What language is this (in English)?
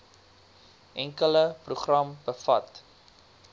Afrikaans